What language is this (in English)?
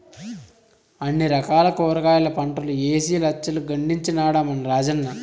Telugu